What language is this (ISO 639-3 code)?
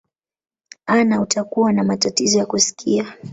swa